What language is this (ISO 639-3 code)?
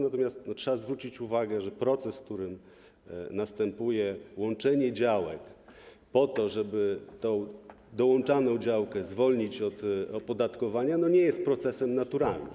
pol